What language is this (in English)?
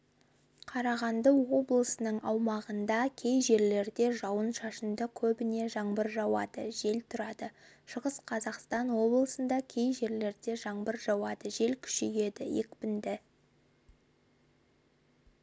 Kazakh